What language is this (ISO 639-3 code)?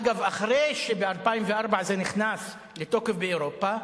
heb